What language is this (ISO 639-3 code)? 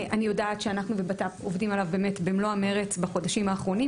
heb